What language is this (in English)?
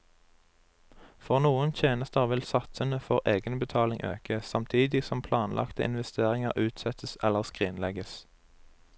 Norwegian